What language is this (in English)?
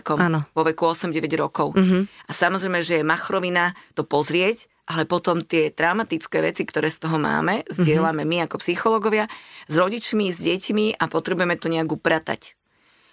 Slovak